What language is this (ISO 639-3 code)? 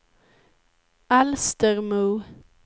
swe